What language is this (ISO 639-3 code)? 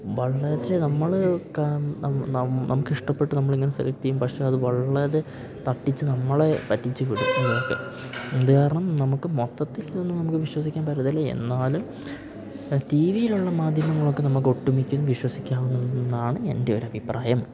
mal